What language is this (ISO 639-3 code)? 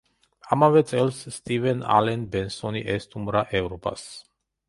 kat